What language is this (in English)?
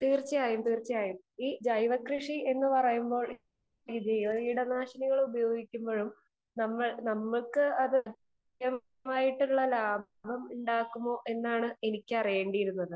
Malayalam